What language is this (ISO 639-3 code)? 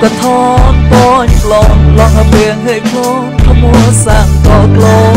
tha